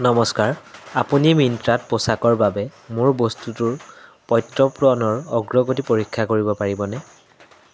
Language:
Assamese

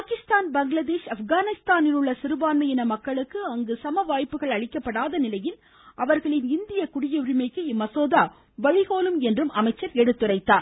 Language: Tamil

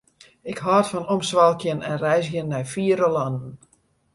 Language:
Western Frisian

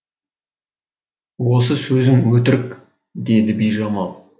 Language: Kazakh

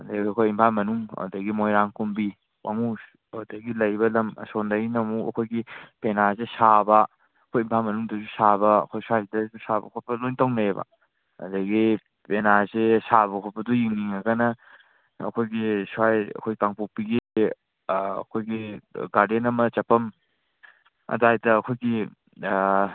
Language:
Manipuri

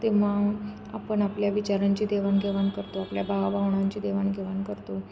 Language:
Marathi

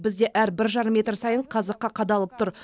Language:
Kazakh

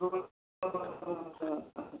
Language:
Manipuri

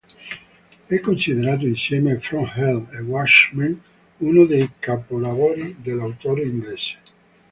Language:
Italian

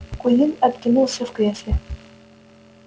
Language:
Russian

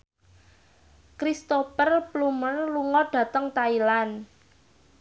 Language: Javanese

